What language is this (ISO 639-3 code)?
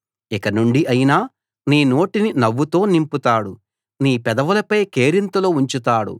tel